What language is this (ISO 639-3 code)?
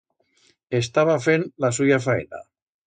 arg